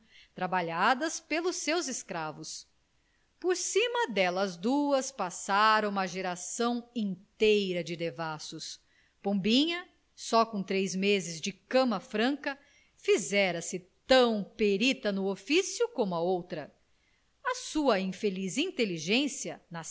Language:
Portuguese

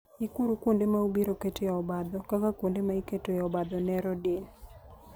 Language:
Luo (Kenya and Tanzania)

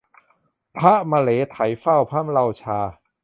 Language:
Thai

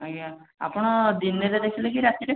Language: Odia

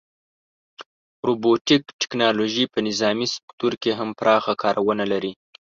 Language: Pashto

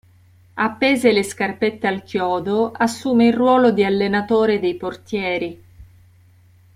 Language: Italian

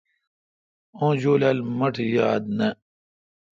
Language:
Kalkoti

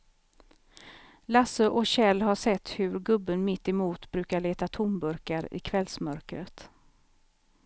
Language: Swedish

